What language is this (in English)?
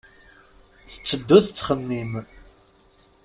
Kabyle